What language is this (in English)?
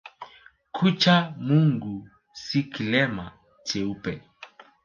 Swahili